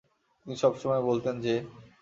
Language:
Bangla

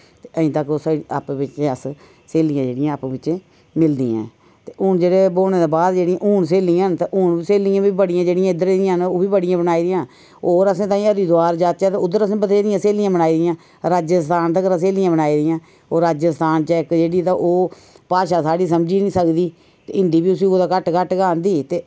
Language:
Dogri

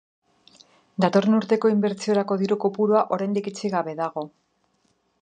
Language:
Basque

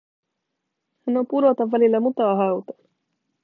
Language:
Finnish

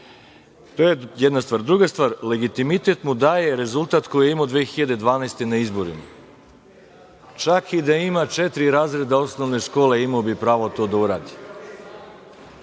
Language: Serbian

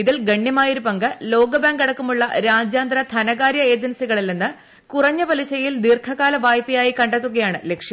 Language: Malayalam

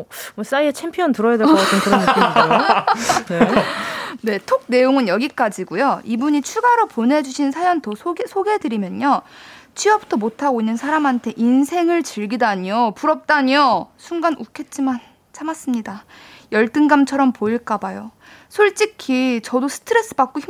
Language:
Korean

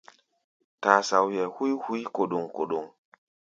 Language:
Gbaya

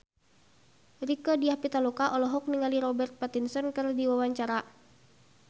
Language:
Sundanese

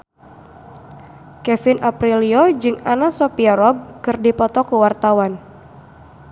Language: Sundanese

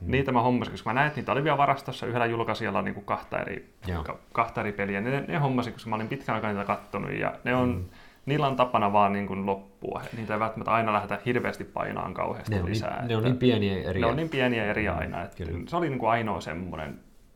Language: Finnish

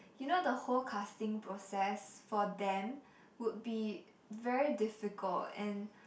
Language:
English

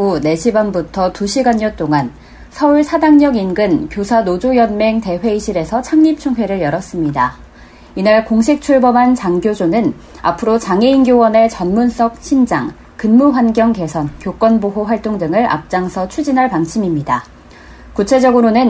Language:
Korean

